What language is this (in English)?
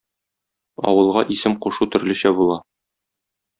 Tatar